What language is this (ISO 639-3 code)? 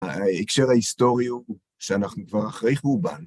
heb